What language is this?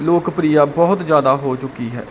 Punjabi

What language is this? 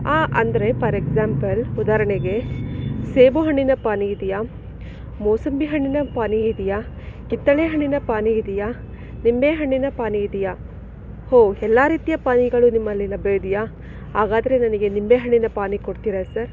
Kannada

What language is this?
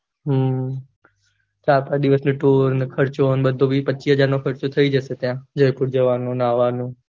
Gujarati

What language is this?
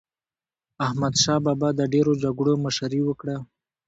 Pashto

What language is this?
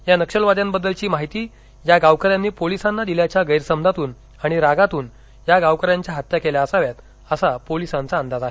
Marathi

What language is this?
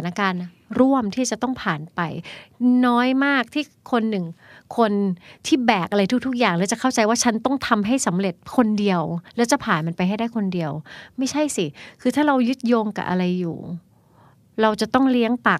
Thai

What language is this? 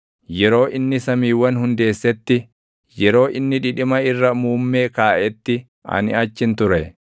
Oromo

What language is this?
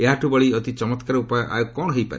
Odia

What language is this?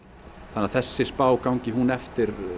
Icelandic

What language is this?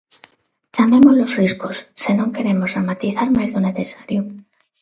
Galician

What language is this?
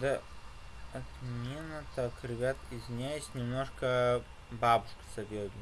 Russian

